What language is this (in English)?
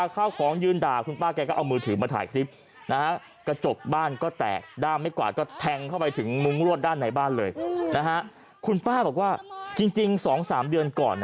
Thai